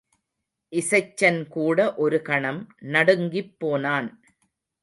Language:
Tamil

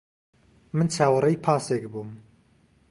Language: Central Kurdish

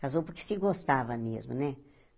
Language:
Portuguese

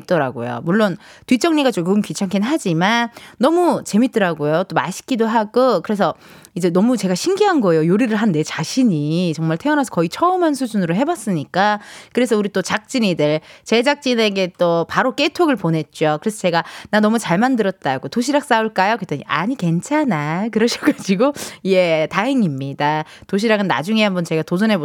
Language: Korean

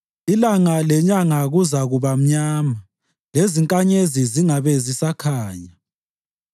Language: North Ndebele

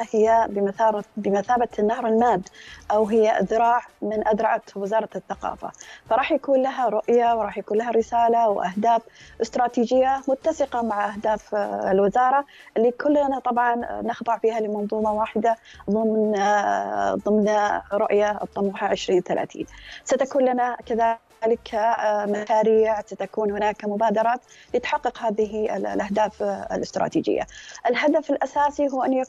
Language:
Arabic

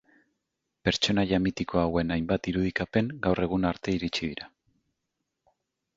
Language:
Basque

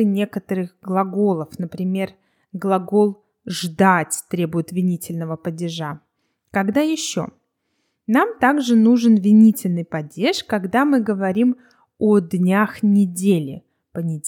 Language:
Russian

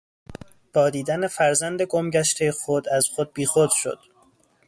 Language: Persian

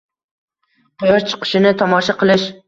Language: Uzbek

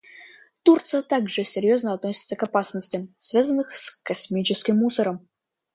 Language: Russian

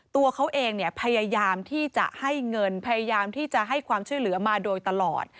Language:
Thai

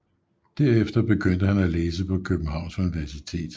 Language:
Danish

